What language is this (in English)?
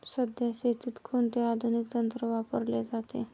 Marathi